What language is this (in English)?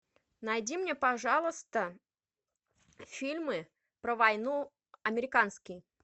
Russian